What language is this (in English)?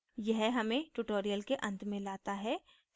Hindi